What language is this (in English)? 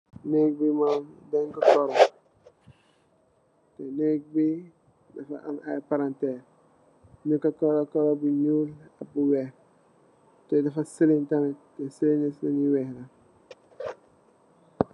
Wolof